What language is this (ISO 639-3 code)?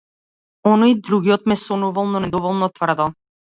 mkd